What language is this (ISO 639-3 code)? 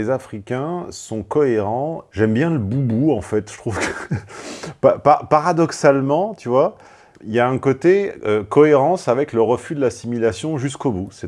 fra